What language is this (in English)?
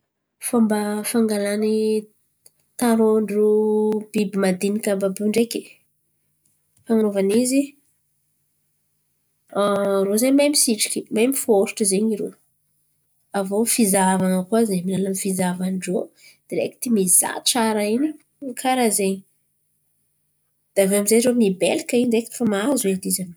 Antankarana Malagasy